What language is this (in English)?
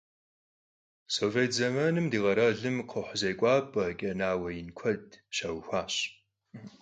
Kabardian